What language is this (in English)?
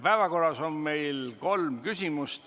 Estonian